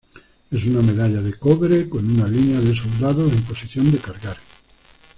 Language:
Spanish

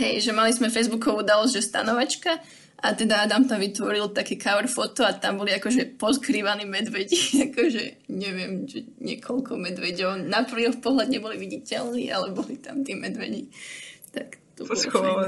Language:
Slovak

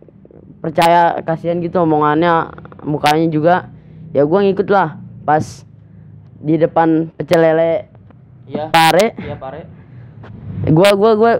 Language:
Indonesian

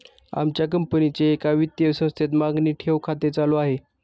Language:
Marathi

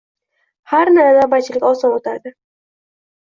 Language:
Uzbek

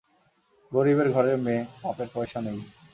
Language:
Bangla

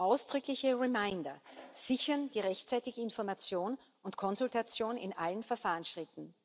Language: German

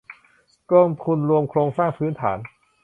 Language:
Thai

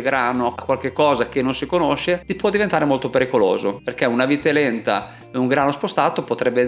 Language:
Italian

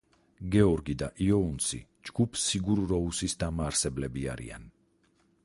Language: Georgian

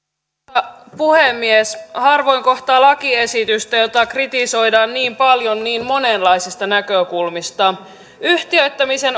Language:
Finnish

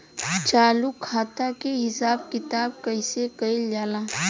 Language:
Bhojpuri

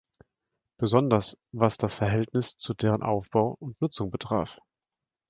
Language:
German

